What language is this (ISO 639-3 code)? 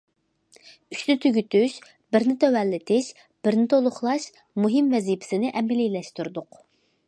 uig